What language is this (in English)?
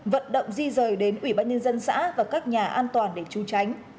Vietnamese